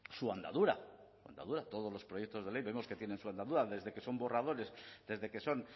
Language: Spanish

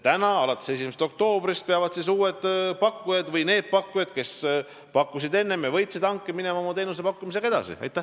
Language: Estonian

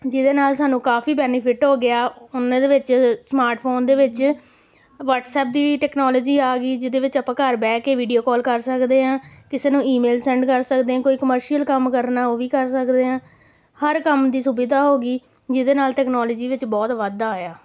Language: Punjabi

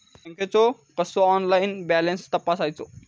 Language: Marathi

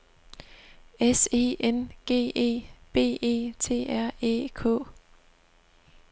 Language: Danish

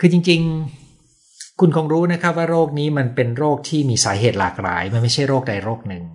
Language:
Thai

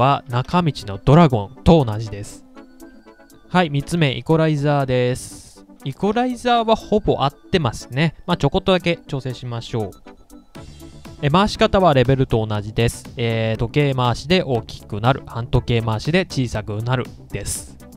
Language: Japanese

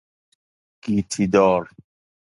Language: Persian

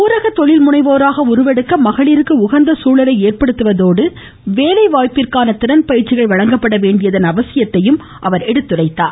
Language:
Tamil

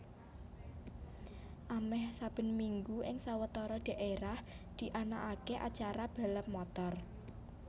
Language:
Javanese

